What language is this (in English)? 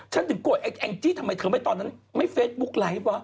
Thai